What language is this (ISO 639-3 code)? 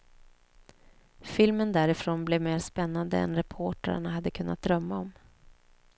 swe